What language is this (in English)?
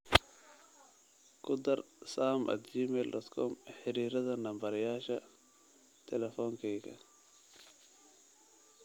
Somali